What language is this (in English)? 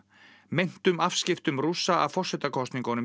Icelandic